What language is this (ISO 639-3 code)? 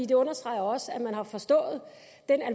dan